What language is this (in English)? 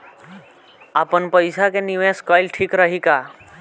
Bhojpuri